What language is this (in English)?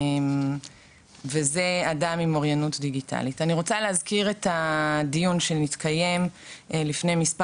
Hebrew